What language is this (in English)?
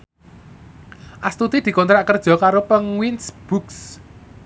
Javanese